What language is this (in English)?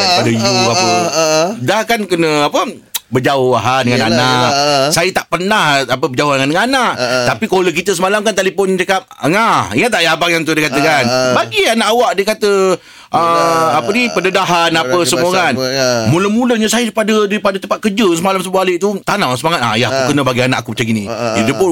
Malay